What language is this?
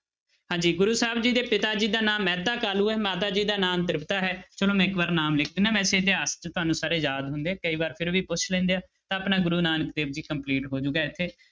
Punjabi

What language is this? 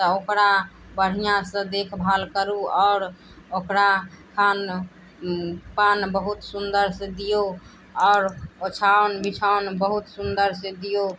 Maithili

